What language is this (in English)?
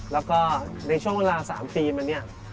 Thai